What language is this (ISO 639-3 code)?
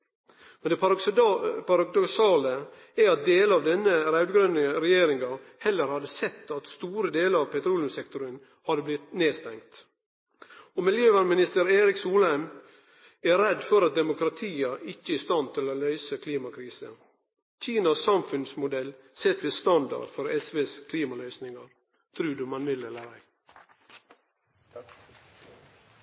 nno